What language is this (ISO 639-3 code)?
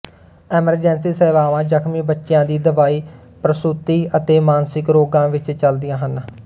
pan